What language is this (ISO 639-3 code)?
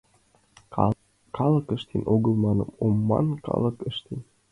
chm